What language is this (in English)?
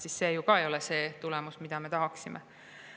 Estonian